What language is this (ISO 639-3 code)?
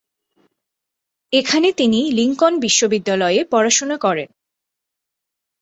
ben